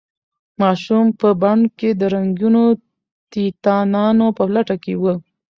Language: Pashto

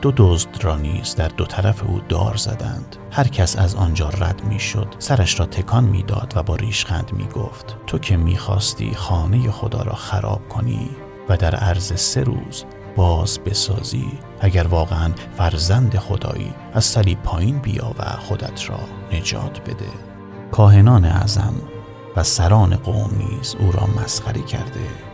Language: Persian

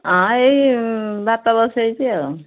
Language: Odia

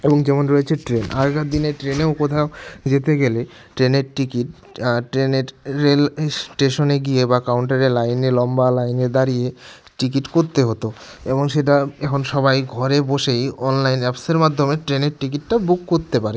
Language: Bangla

